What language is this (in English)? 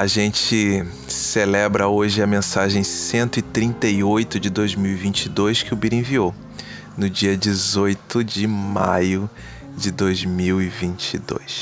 Portuguese